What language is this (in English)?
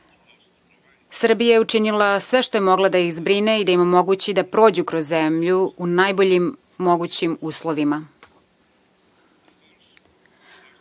Serbian